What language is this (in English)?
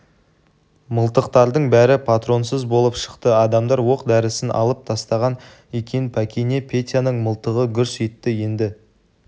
Kazakh